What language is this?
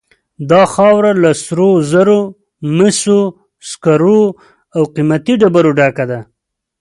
Pashto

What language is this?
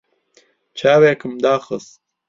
Central Kurdish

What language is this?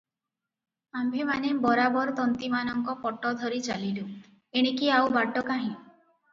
Odia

